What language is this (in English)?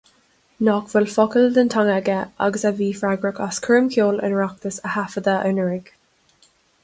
Irish